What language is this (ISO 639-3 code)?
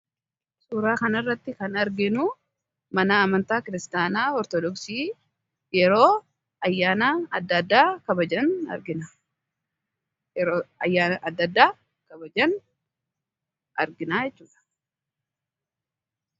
orm